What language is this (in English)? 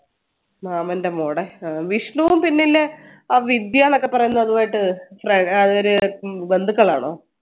Malayalam